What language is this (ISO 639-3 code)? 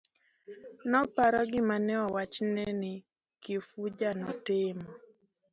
luo